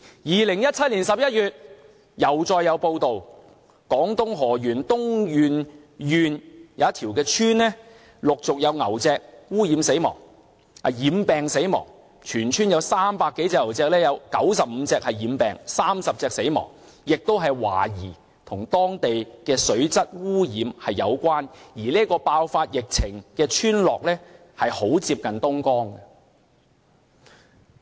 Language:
Cantonese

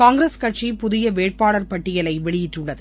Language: Tamil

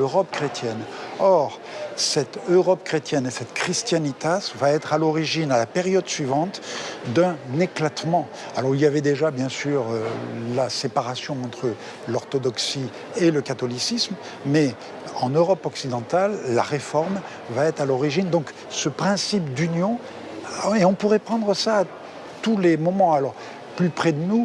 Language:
French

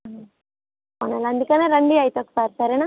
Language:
Telugu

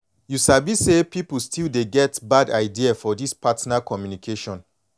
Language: Nigerian Pidgin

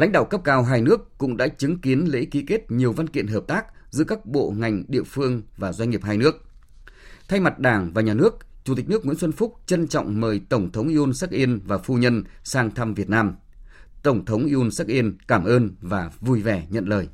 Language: Vietnamese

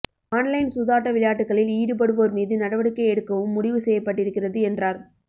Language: Tamil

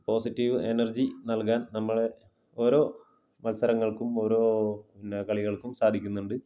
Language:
Malayalam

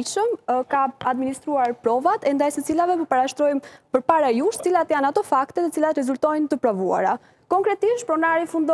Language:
Romanian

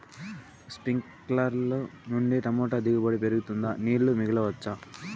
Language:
Telugu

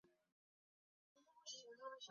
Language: Chinese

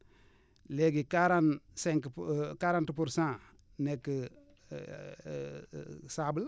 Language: Wolof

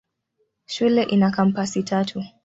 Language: Swahili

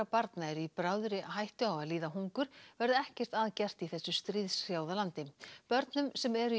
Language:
Icelandic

